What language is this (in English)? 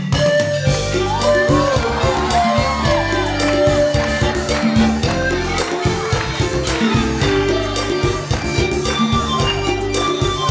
Thai